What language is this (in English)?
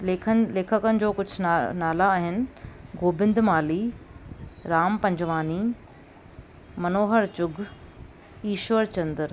Sindhi